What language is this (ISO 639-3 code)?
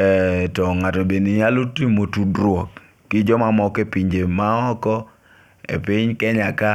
luo